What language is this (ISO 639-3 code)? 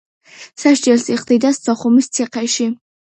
kat